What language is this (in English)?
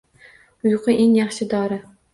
Uzbek